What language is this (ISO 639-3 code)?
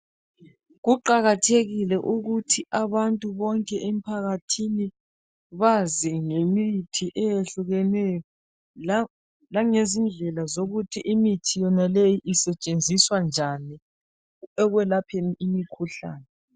nde